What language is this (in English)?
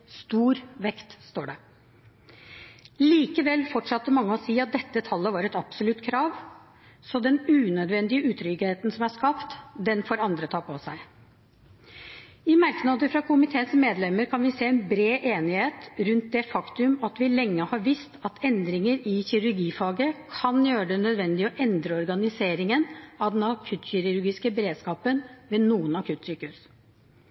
Norwegian Bokmål